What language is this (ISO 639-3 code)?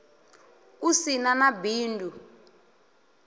ven